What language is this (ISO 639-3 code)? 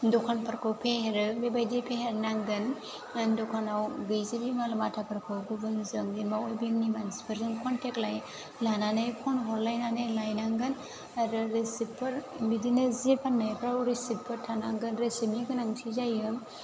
brx